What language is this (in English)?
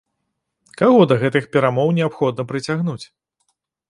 Belarusian